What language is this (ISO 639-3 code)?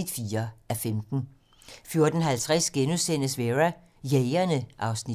dan